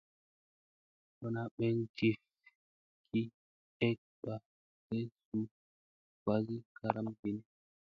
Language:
Musey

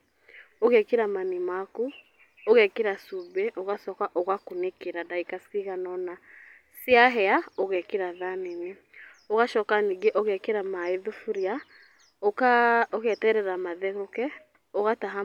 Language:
Kikuyu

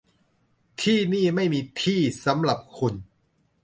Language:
Thai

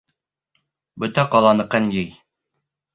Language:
Bashkir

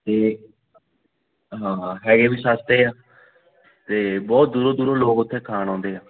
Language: Punjabi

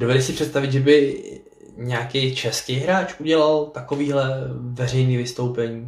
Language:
Czech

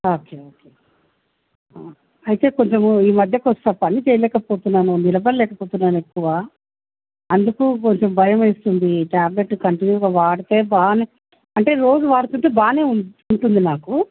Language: Telugu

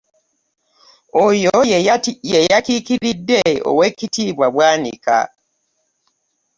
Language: Ganda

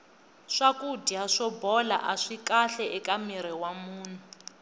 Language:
Tsonga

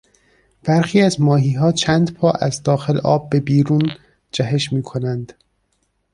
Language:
Persian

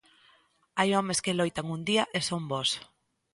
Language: Galician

